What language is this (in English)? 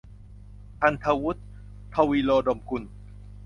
Thai